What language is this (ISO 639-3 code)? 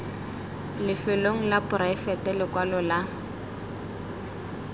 tsn